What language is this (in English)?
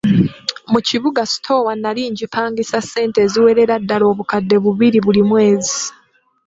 Ganda